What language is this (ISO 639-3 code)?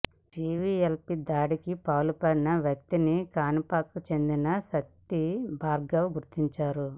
tel